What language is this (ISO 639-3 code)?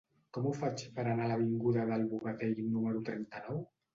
cat